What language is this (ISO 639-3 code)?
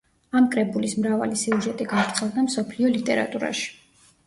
kat